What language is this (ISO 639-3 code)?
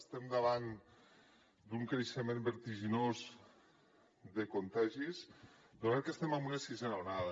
cat